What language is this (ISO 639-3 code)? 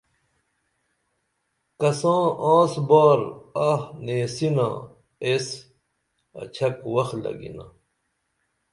dml